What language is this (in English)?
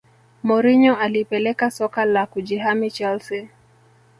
Swahili